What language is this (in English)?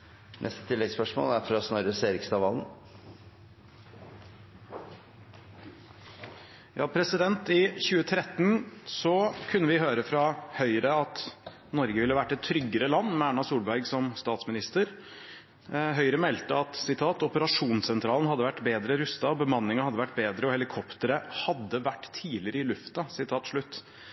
Norwegian